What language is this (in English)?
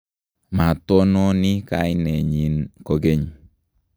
Kalenjin